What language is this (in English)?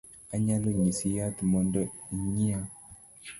Luo (Kenya and Tanzania)